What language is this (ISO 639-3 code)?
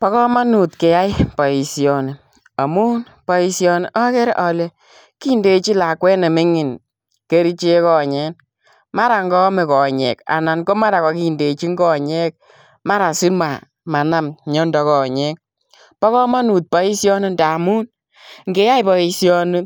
kln